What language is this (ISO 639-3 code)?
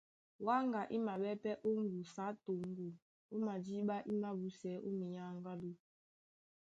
dua